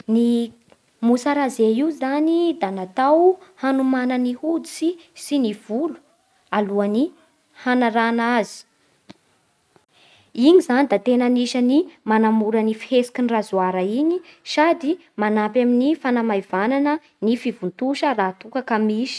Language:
Bara Malagasy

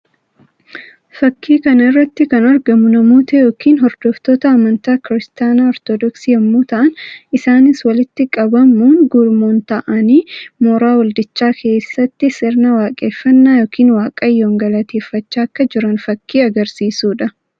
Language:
Oromo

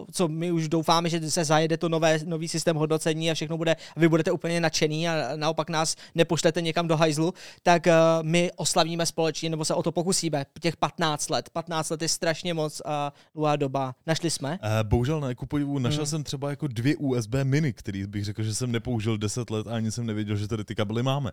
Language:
Czech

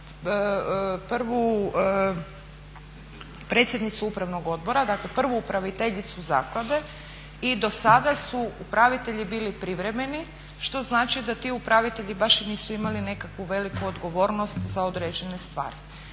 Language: Croatian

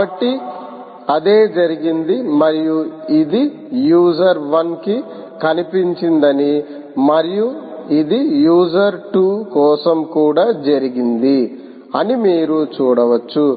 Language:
Telugu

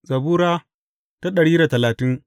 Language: Hausa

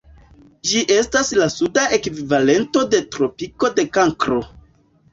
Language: Esperanto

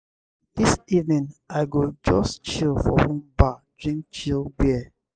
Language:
Nigerian Pidgin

